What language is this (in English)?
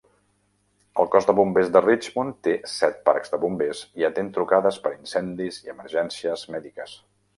Catalan